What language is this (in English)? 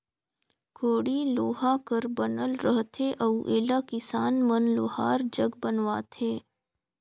Chhattisgarhi